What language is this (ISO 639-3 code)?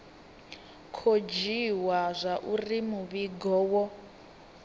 ven